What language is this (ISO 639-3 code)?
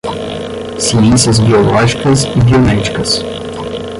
por